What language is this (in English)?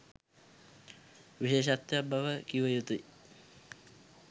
Sinhala